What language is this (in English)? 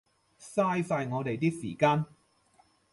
Cantonese